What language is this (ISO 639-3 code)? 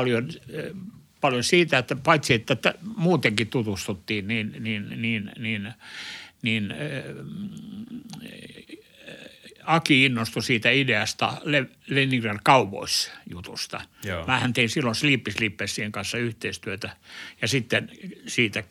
fin